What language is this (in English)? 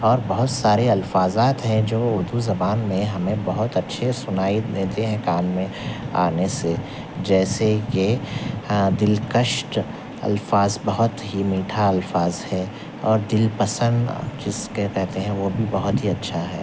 Urdu